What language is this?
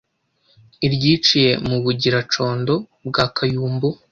Kinyarwanda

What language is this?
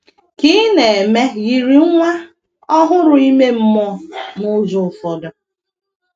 Igbo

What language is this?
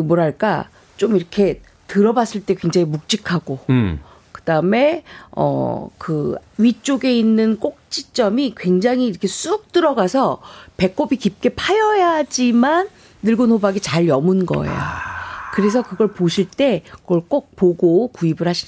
Korean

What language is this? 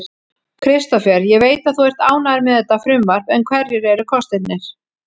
Icelandic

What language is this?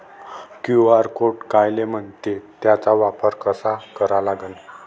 Marathi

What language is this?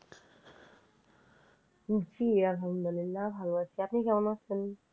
Bangla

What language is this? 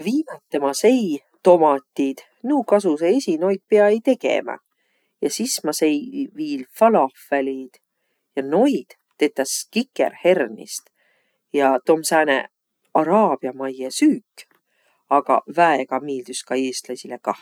Võro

